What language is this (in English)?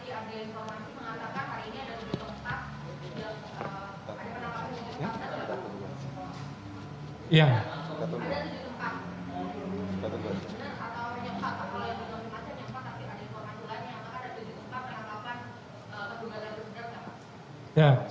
Indonesian